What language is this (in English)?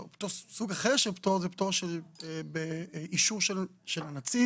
Hebrew